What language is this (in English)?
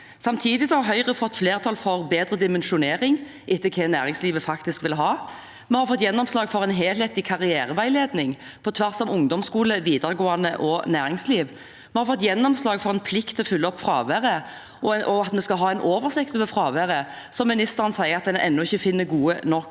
Norwegian